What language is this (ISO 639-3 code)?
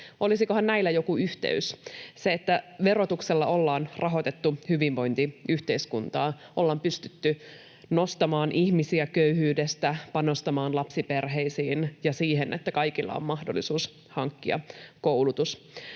fin